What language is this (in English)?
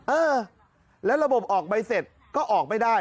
Thai